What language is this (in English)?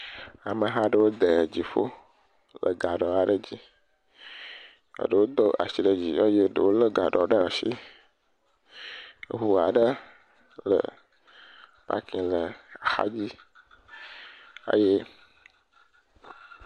Ewe